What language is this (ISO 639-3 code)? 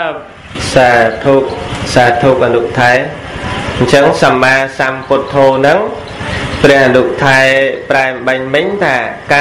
vie